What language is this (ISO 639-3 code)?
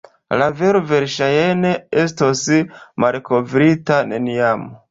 epo